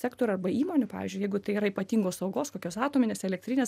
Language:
Lithuanian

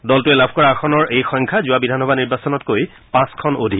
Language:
Assamese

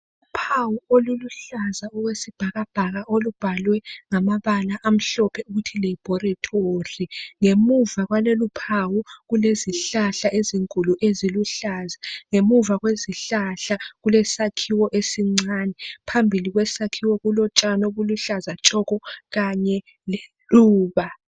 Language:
North Ndebele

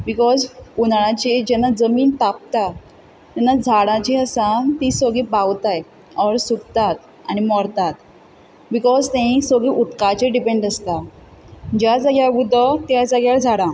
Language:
Konkani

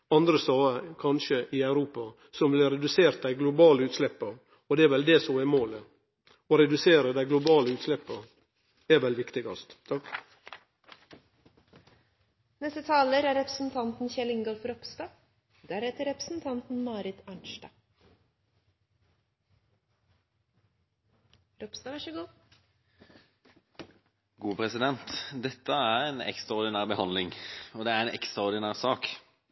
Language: Norwegian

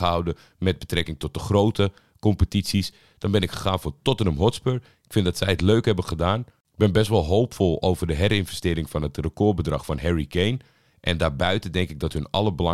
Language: Dutch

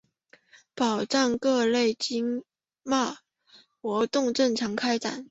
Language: Chinese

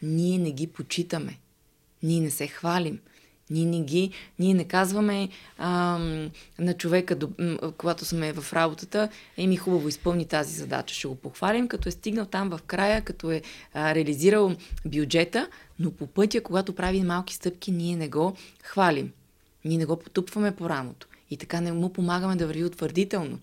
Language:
Bulgarian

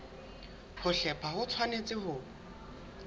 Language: Southern Sotho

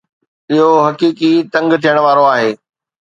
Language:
Sindhi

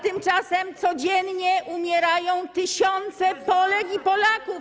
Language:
Polish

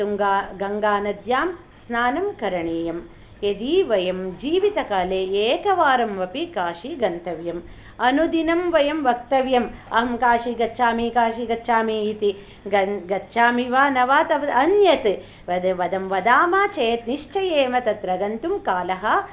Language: Sanskrit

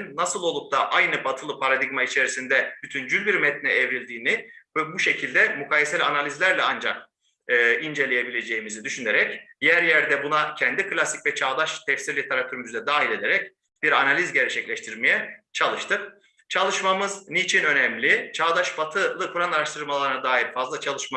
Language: Turkish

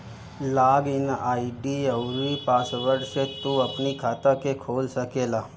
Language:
Bhojpuri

